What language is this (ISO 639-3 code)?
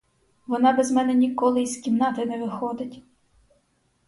ukr